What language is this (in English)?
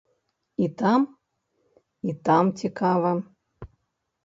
Belarusian